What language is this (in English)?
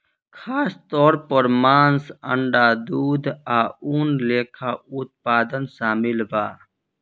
Bhojpuri